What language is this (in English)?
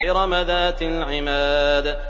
Arabic